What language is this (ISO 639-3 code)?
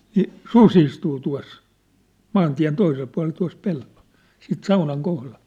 fin